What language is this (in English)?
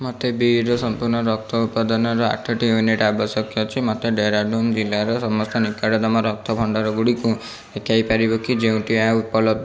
Odia